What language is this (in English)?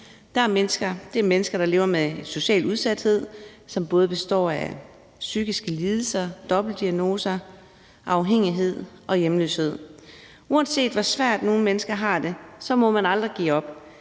Danish